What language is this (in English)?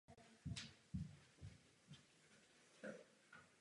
Czech